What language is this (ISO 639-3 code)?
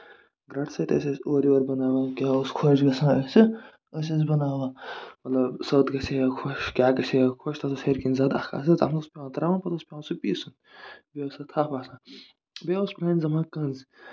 kas